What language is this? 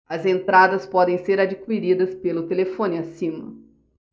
Portuguese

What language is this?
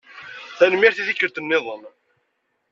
Kabyle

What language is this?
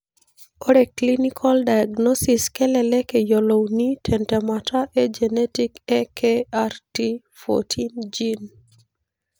Masai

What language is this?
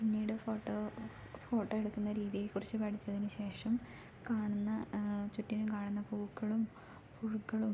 Malayalam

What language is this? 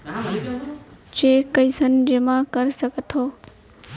Chhattisgarhi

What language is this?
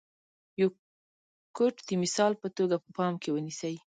Pashto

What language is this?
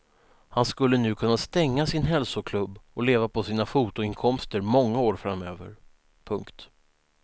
Swedish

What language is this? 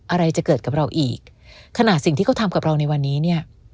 Thai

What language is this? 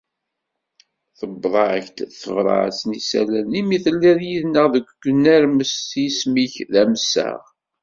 Kabyle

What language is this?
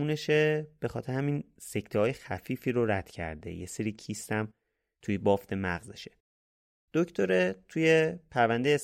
Persian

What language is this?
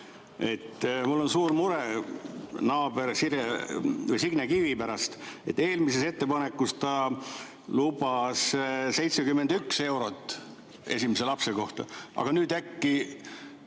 Estonian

